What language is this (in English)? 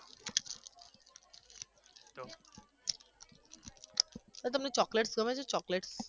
Gujarati